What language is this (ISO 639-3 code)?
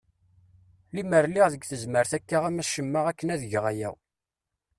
kab